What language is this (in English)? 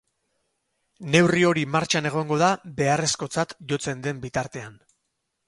Basque